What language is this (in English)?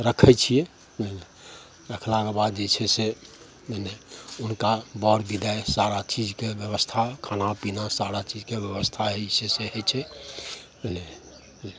Maithili